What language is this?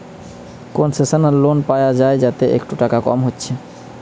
Bangla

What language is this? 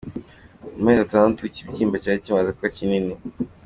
Kinyarwanda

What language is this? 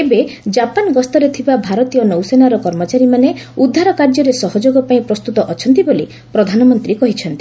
Odia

